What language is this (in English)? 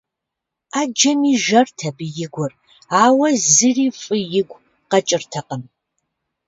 Kabardian